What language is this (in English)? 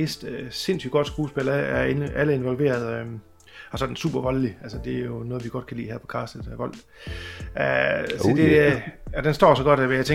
Danish